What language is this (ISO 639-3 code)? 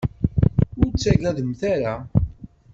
kab